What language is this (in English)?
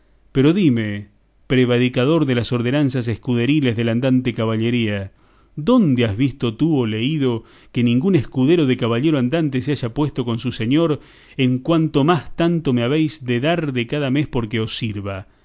Spanish